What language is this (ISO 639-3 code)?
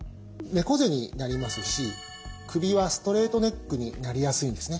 jpn